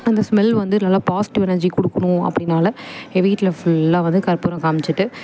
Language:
Tamil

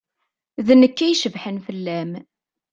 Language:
Kabyle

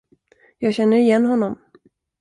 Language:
Swedish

